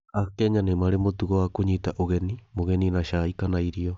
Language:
Kikuyu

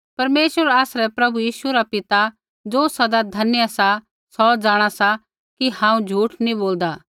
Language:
Kullu Pahari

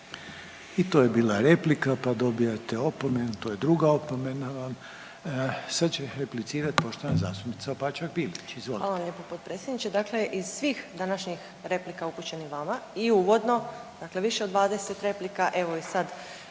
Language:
Croatian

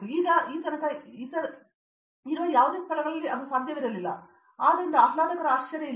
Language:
Kannada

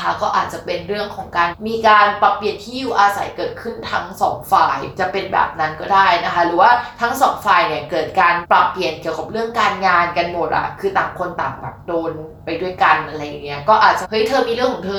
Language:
Thai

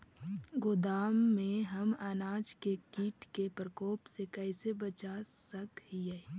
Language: Magahi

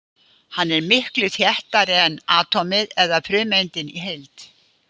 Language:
Icelandic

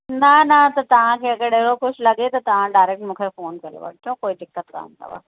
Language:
Sindhi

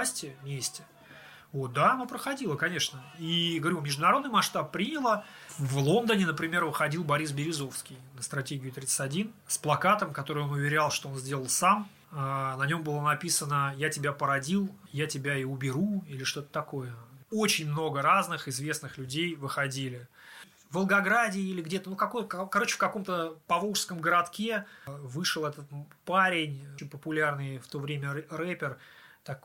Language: Russian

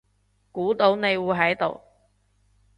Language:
Cantonese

